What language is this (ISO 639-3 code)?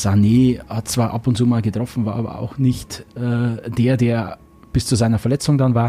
deu